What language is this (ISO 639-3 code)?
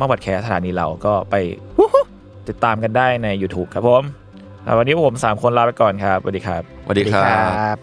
tha